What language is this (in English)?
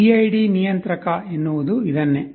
Kannada